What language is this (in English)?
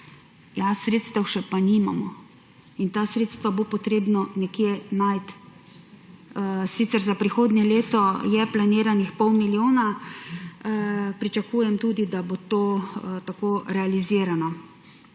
Slovenian